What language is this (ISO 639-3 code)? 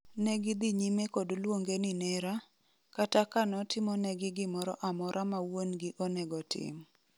luo